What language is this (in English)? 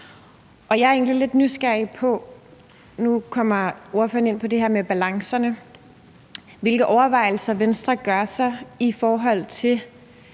Danish